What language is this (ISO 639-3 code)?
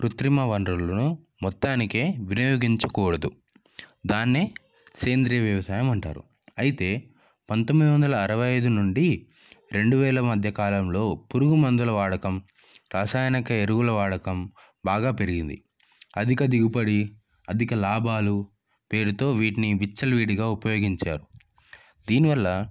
tel